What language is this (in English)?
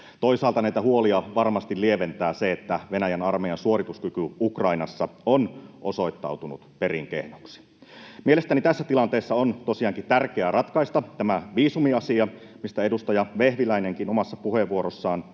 Finnish